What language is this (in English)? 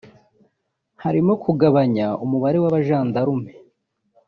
Kinyarwanda